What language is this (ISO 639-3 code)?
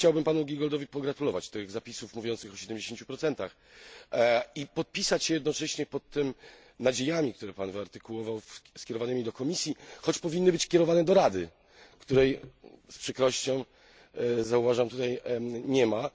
pol